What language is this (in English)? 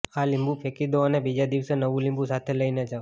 Gujarati